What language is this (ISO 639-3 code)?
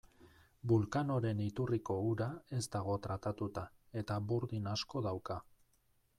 eus